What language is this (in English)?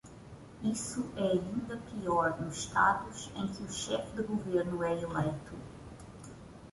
Portuguese